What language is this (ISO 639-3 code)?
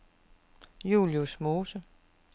dan